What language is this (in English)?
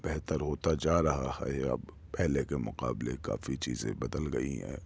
Urdu